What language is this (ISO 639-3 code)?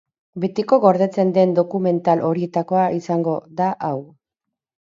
eus